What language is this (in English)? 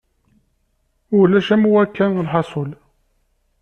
Kabyle